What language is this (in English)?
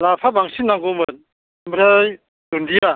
Bodo